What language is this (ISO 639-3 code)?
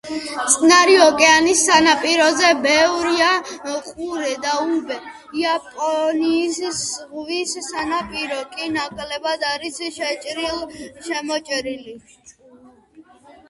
kat